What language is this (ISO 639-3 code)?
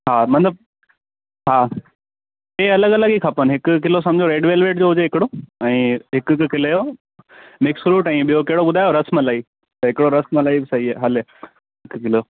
snd